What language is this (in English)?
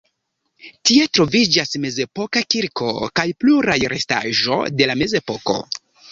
Esperanto